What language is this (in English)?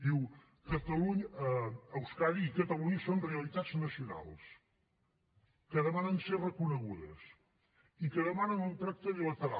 Catalan